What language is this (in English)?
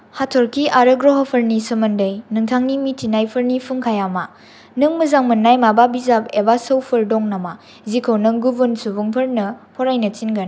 Bodo